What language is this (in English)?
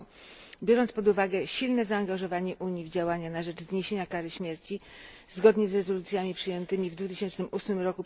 Polish